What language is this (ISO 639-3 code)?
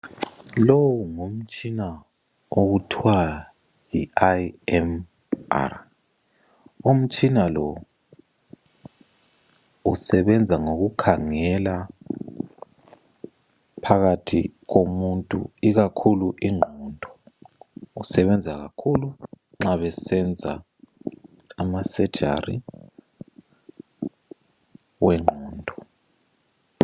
nde